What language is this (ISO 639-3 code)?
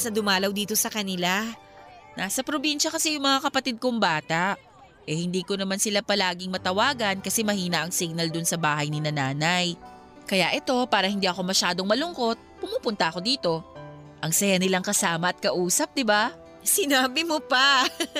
fil